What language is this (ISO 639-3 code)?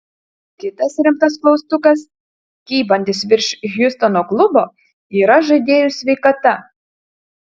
lit